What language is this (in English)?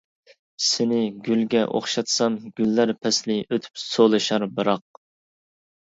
Uyghur